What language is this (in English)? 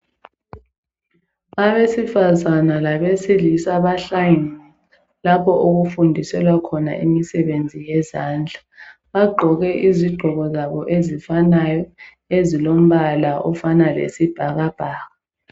North Ndebele